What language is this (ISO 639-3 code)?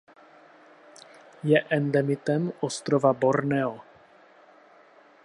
ces